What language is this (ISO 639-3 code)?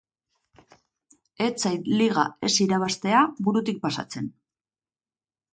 eus